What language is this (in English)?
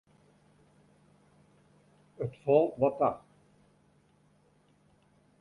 Western Frisian